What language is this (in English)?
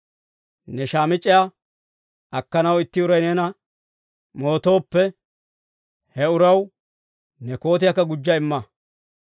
Dawro